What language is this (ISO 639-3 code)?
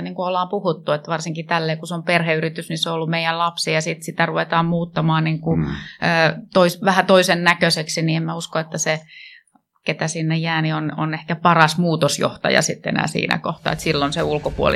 fin